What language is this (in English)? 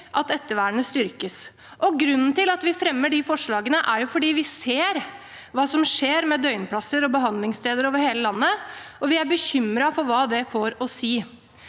Norwegian